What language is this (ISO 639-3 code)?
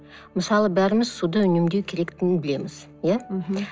kaz